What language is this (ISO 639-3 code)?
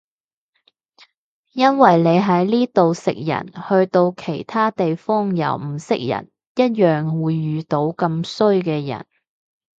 yue